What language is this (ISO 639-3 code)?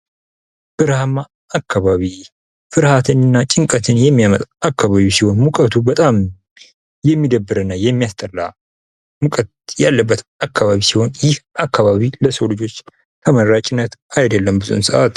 amh